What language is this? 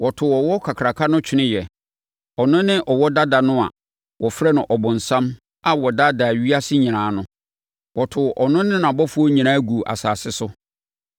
Akan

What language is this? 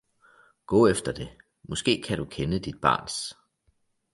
Danish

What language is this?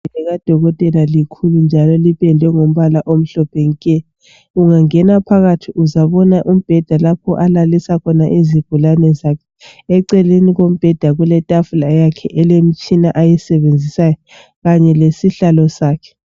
North Ndebele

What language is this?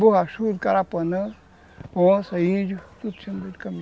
Portuguese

